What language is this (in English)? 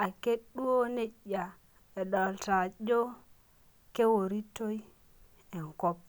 Masai